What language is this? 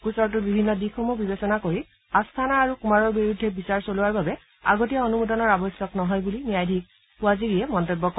Assamese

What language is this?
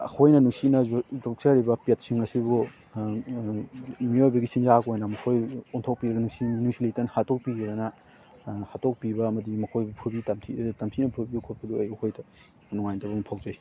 Manipuri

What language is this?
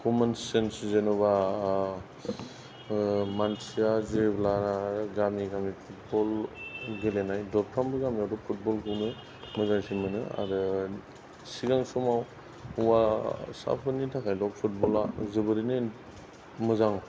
Bodo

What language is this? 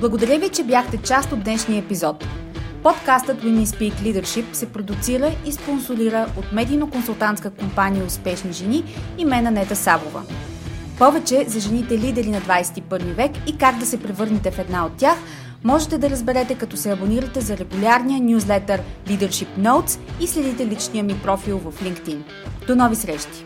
Bulgarian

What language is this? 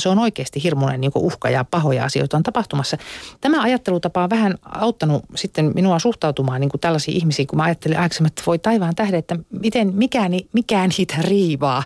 Finnish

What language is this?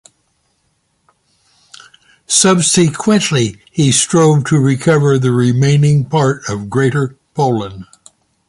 English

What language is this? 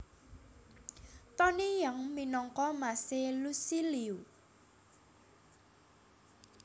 Javanese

